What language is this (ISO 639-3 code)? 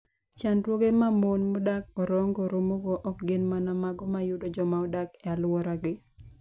luo